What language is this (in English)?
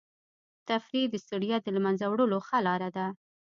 Pashto